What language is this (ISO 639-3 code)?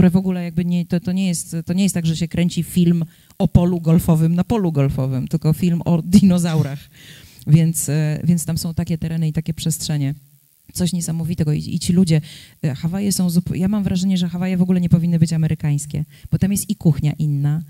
pol